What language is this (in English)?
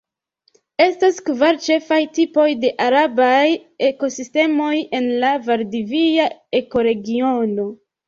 Esperanto